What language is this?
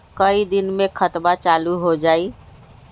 Magahi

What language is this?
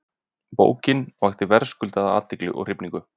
Icelandic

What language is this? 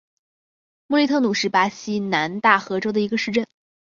Chinese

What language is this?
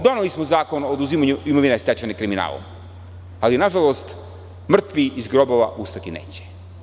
Serbian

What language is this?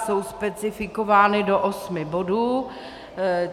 Czech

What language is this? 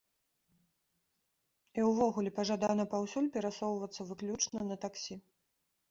Belarusian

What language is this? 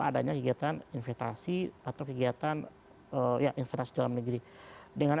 Indonesian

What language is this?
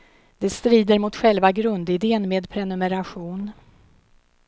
Swedish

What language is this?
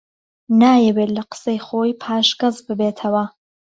Central Kurdish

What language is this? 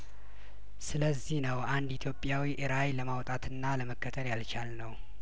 Amharic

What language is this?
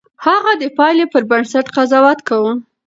Pashto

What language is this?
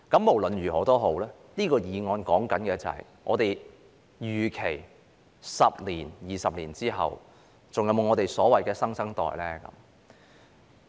Cantonese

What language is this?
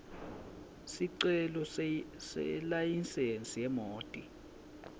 Swati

